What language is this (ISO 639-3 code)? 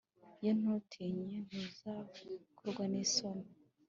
kin